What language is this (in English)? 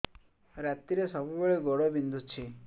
Odia